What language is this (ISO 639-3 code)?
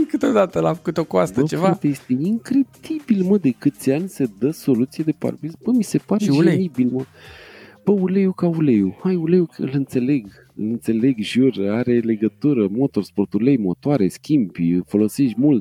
ron